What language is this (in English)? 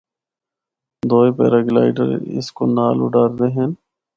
Northern Hindko